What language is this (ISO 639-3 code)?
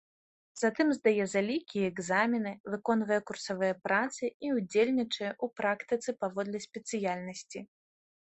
bel